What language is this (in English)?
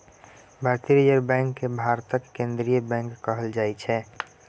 Maithili